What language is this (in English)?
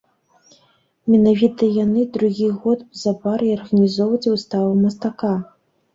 Belarusian